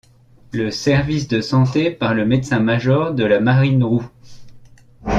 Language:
French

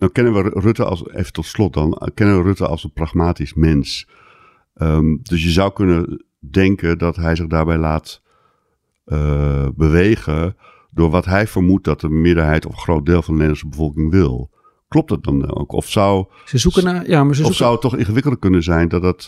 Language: Dutch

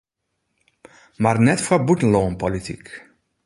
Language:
Western Frisian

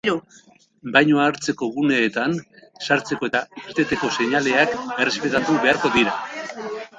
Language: Basque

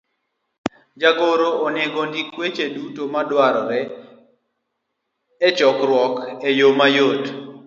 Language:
Luo (Kenya and Tanzania)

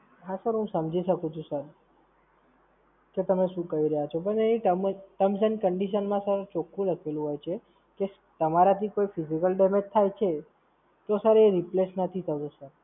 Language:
Gujarati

